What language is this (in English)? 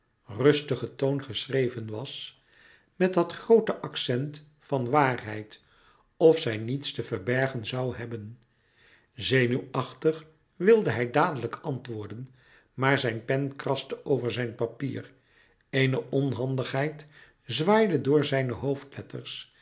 Dutch